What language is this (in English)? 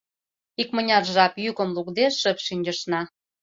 Mari